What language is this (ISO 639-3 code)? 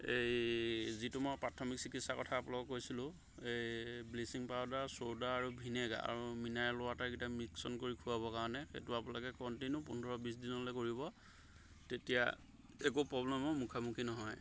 asm